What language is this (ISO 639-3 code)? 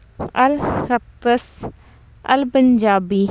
pan